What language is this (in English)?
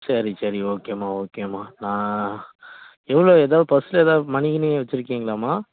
Tamil